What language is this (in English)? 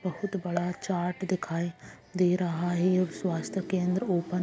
Magahi